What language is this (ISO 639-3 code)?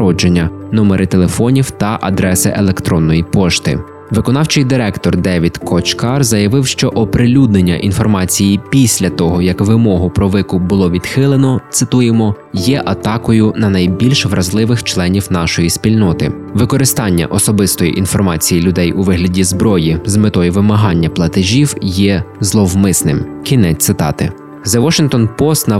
ukr